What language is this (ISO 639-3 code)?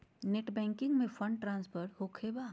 mag